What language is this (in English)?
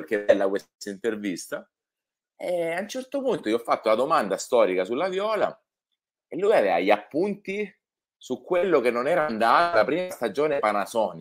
Italian